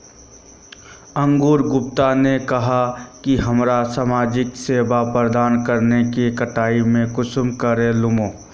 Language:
Magahi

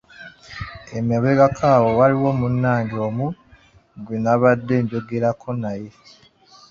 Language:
Ganda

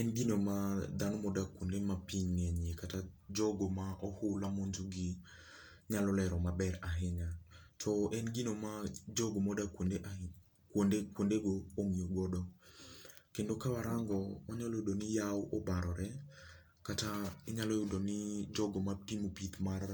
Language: Luo (Kenya and Tanzania)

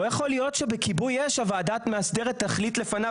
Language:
Hebrew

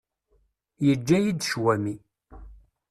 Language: Kabyle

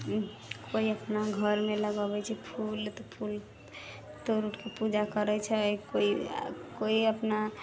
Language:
Maithili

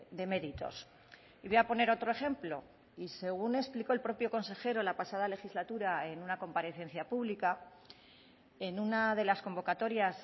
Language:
Spanish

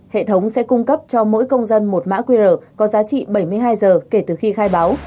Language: Vietnamese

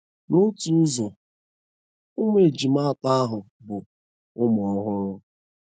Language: Igbo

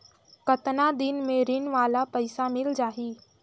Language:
Chhattisgarhi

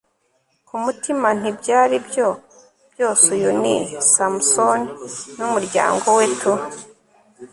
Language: Kinyarwanda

